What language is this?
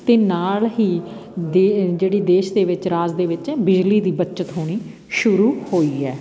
Punjabi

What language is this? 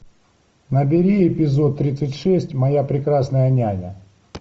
Russian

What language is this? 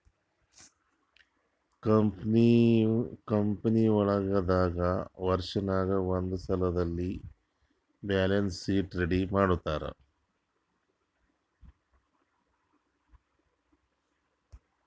Kannada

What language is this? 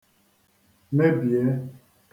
Igbo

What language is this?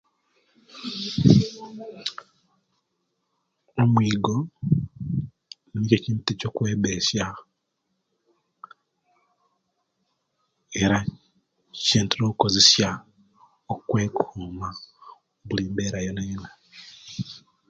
Kenyi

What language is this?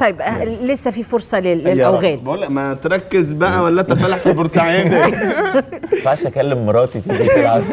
Arabic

